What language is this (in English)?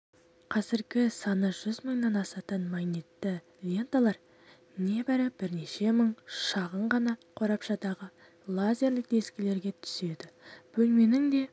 Kazakh